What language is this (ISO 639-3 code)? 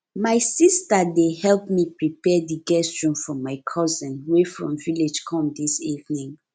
pcm